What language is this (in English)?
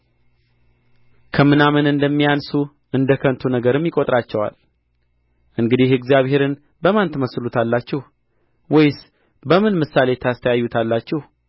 Amharic